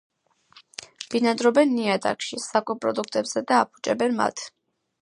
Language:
Georgian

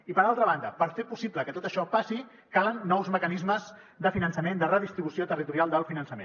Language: Catalan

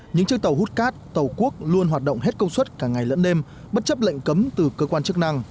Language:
Vietnamese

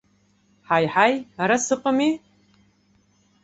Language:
Abkhazian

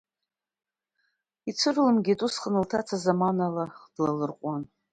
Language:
Abkhazian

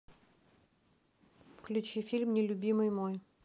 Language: Russian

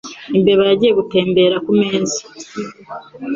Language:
Kinyarwanda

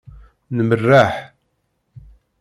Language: Kabyle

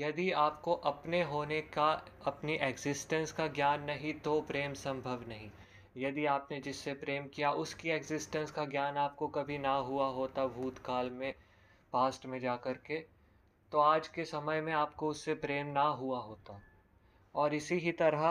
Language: Hindi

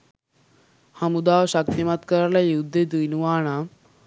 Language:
Sinhala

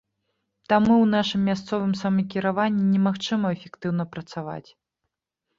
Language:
Belarusian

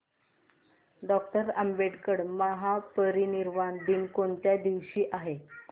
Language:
Marathi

